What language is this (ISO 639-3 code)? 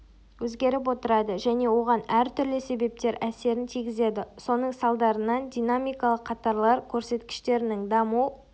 kaz